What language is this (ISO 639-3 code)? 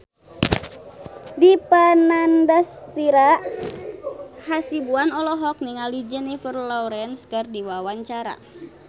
sun